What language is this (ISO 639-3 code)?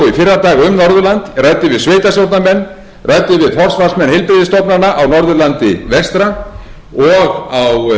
isl